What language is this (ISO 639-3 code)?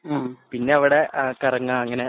mal